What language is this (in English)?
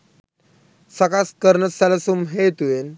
Sinhala